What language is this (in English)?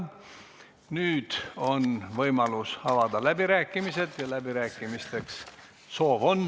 Estonian